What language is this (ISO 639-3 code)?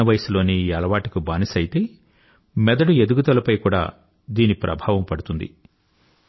tel